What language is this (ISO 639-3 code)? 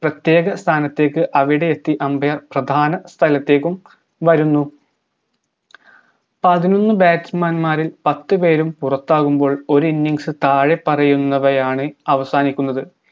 mal